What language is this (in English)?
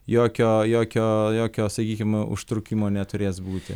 Lithuanian